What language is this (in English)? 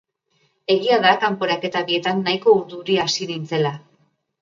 Basque